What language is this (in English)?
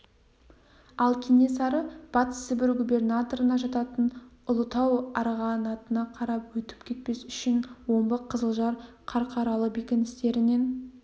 Kazakh